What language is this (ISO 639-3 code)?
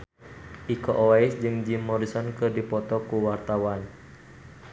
sun